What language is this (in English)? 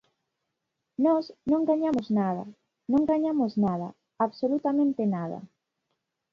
Galician